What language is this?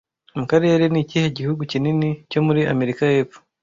Kinyarwanda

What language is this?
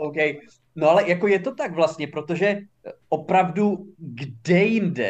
Czech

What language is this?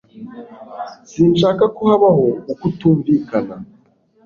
Kinyarwanda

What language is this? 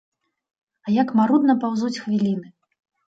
Belarusian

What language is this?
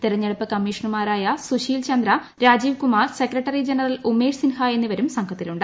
Malayalam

